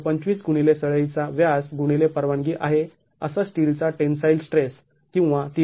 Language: Marathi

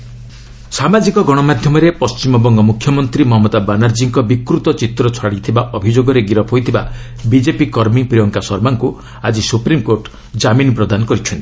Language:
Odia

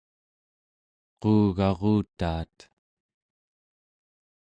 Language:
Central Yupik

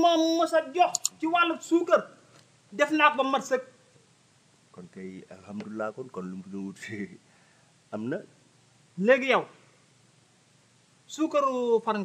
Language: Indonesian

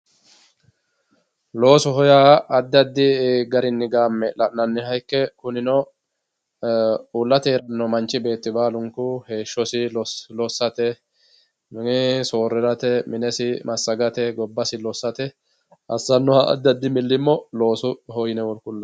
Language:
Sidamo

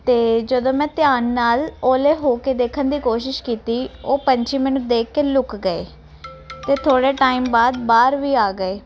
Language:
Punjabi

